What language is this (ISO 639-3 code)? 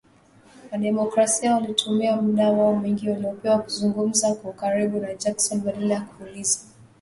swa